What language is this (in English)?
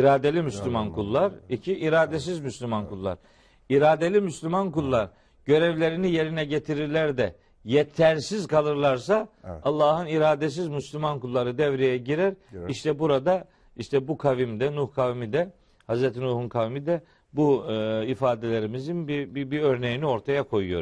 Turkish